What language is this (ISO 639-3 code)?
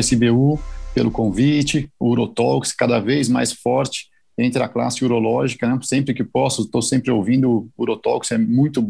por